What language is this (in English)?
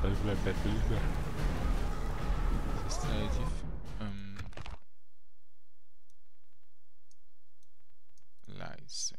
German